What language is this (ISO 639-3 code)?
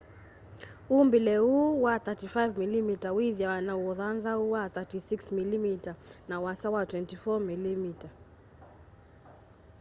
kam